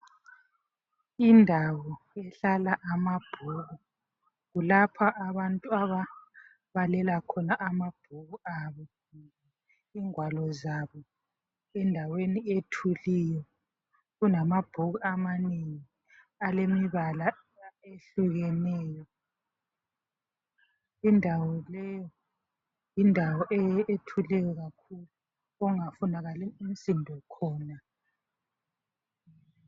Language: North Ndebele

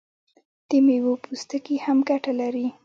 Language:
Pashto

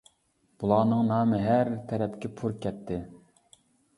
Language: Uyghur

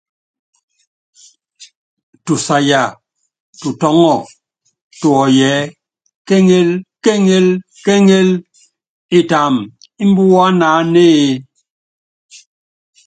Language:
Yangben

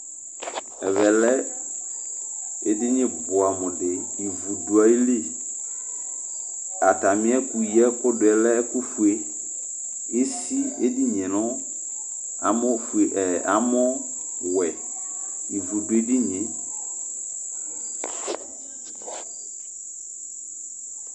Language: Ikposo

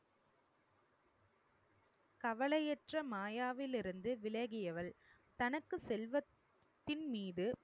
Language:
Tamil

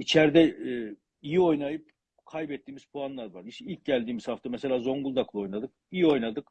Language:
Turkish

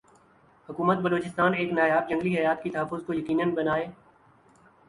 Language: Urdu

